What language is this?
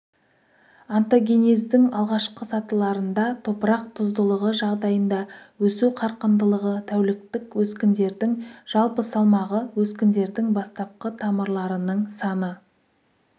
Kazakh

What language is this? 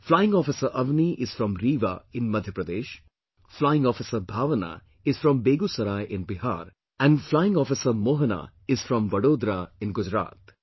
English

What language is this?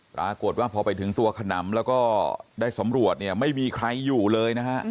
Thai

